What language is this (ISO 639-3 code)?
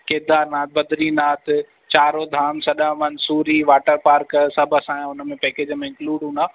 snd